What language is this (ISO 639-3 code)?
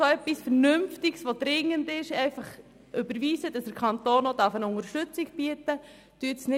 gsw